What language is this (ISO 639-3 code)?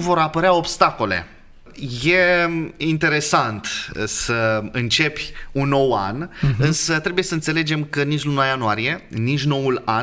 ron